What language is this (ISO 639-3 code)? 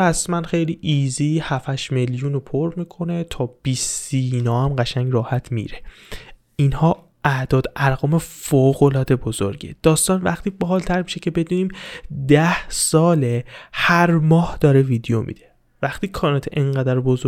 fas